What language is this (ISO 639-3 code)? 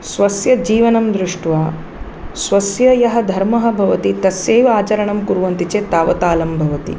san